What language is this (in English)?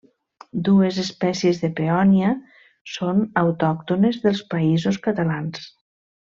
Catalan